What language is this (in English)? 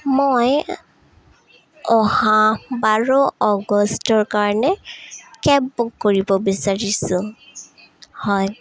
Assamese